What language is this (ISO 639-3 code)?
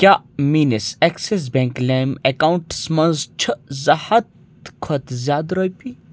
kas